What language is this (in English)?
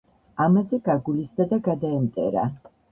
Georgian